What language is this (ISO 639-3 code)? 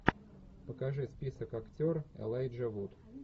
rus